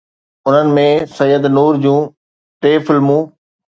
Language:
Sindhi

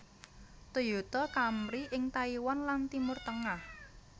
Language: Javanese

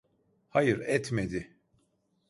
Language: Turkish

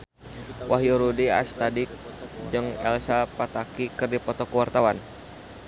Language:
Sundanese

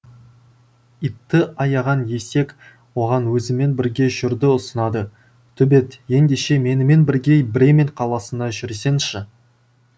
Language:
Kazakh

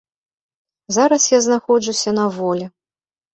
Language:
Belarusian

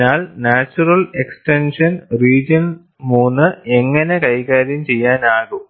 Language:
Malayalam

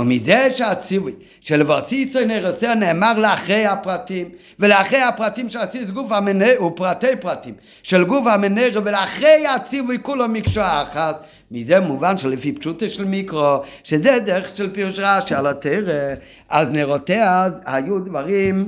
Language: Hebrew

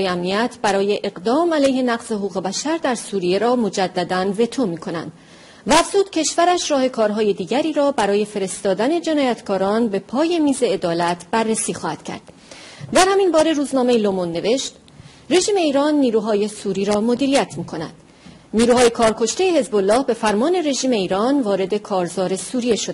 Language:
Persian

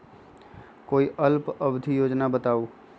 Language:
Magahi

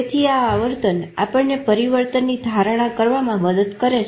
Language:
Gujarati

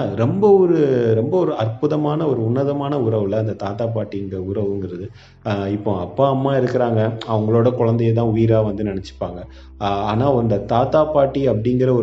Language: Tamil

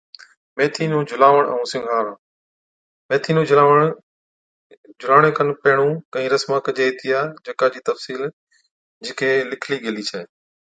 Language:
Od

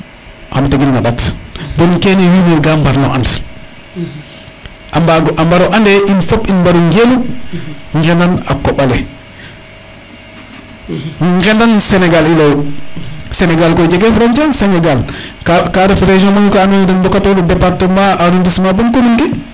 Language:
Serer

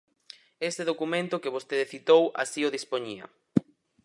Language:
Galician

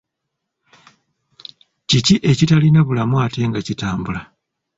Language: Ganda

